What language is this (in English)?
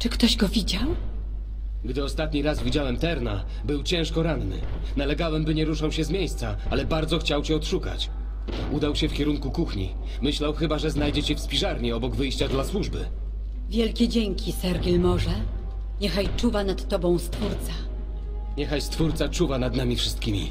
Polish